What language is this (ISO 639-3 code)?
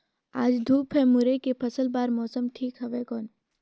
hne